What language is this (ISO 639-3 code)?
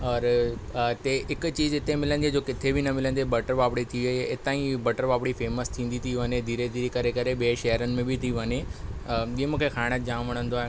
snd